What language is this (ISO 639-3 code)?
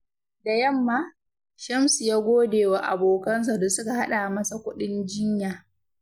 hau